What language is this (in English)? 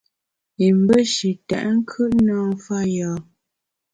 Bamun